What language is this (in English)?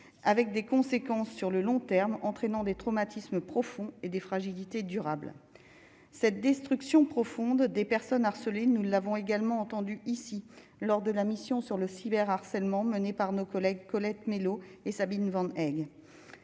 French